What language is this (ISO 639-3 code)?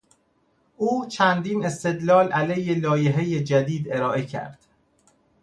fas